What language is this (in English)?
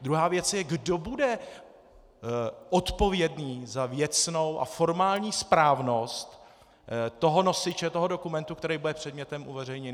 Czech